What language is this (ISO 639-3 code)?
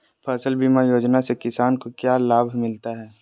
mag